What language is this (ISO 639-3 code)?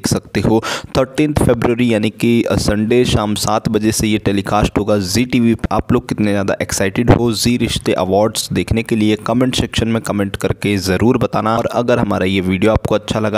hin